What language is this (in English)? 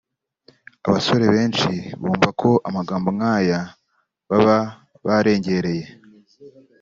Kinyarwanda